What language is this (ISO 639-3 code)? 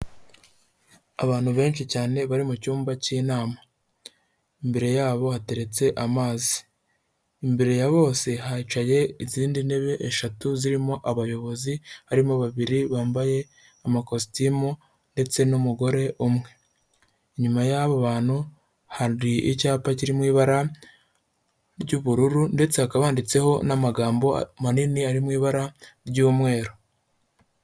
kin